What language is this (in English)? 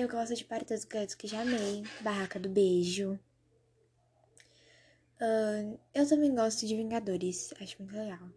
Portuguese